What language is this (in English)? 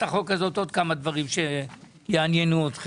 Hebrew